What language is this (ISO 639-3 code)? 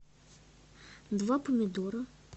rus